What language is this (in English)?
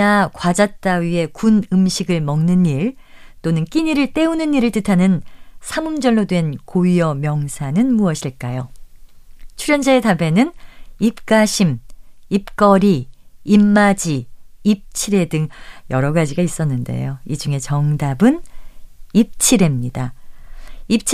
Korean